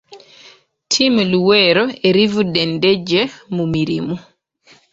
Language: Ganda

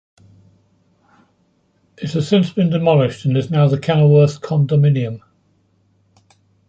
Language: English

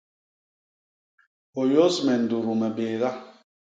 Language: Basaa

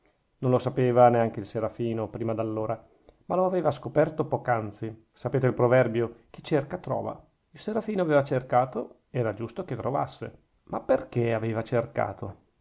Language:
Italian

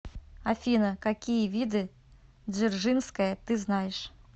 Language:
Russian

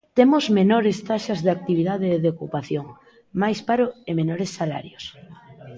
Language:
Galician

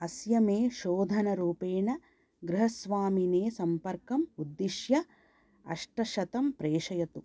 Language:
Sanskrit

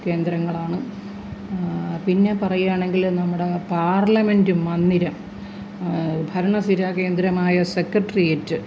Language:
Malayalam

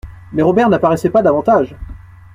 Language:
French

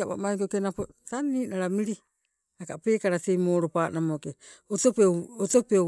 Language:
Sibe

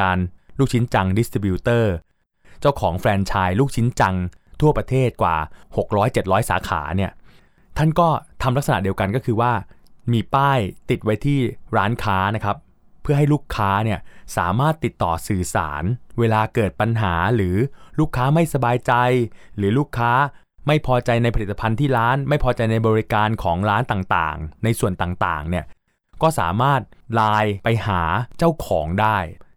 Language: Thai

